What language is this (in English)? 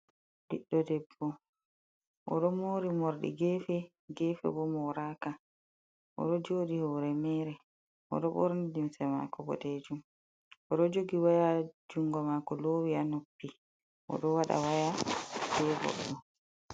Fula